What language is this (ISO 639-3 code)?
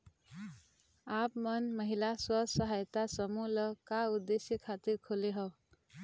hne